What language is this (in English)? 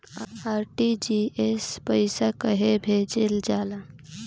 Bhojpuri